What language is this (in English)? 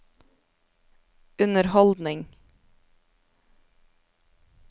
Norwegian